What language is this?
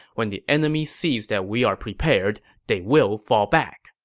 English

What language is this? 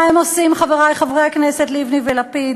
Hebrew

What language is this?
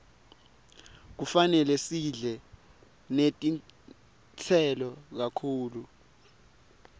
Swati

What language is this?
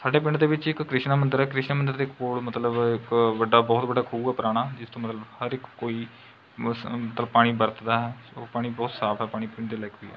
Punjabi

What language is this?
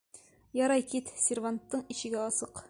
Bashkir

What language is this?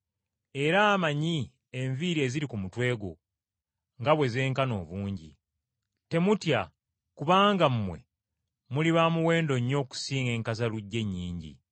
Ganda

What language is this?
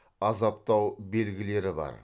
Kazakh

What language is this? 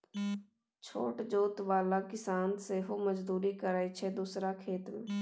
Maithili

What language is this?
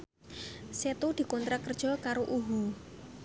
Javanese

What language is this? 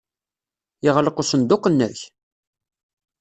Kabyle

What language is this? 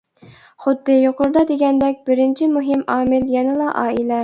Uyghur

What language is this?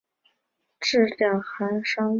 Chinese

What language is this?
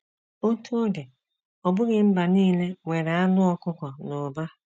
Igbo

